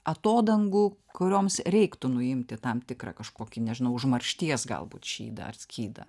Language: Lithuanian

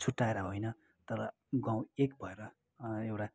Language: Nepali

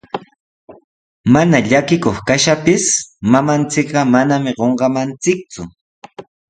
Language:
Sihuas Ancash Quechua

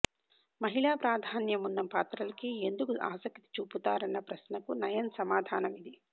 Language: Telugu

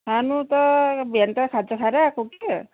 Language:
Nepali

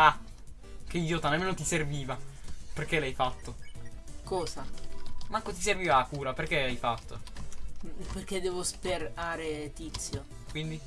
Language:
Italian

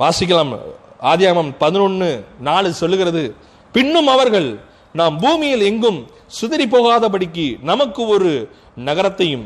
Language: Tamil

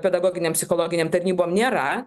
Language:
Lithuanian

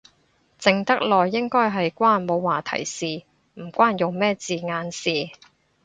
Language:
Cantonese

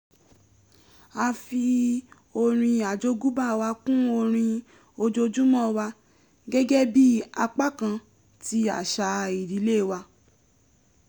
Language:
Yoruba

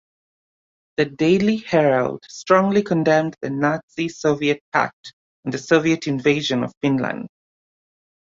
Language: English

